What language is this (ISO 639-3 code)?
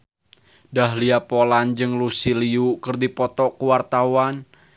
sun